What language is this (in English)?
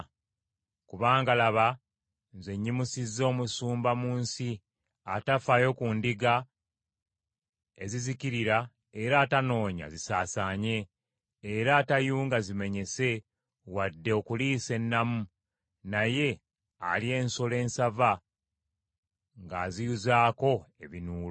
Ganda